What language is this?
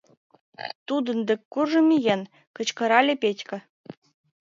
Mari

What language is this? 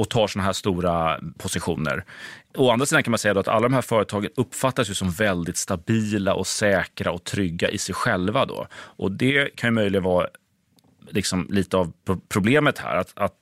Swedish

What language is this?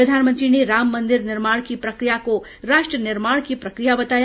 Hindi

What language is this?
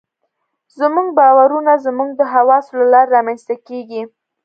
Pashto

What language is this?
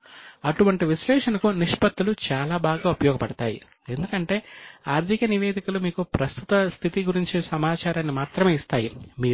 Telugu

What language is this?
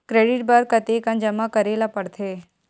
Chhattisgarhi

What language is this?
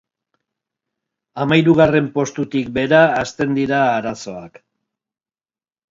Basque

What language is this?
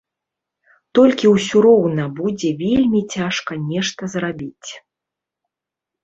Belarusian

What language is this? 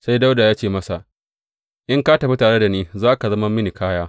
Hausa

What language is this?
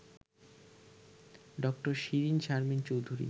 Bangla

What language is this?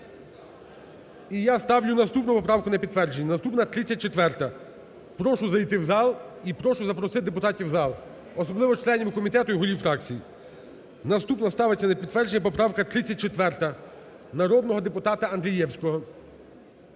Ukrainian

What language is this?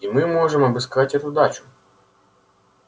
Russian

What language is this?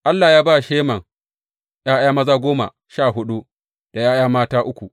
Hausa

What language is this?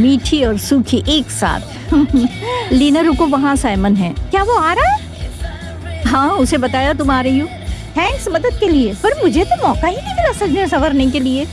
Hindi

